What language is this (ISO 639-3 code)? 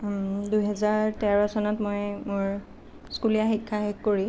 asm